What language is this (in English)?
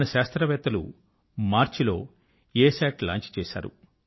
Telugu